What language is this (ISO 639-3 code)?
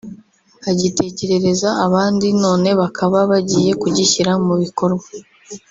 kin